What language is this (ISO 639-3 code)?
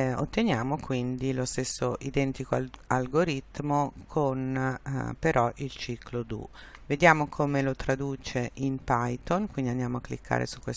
ita